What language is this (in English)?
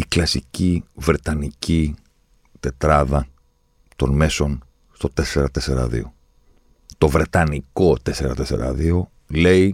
Greek